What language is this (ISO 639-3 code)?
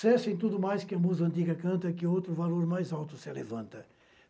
por